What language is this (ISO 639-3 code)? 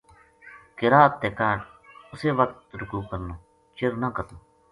gju